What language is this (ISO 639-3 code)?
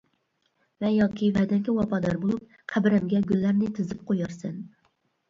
uig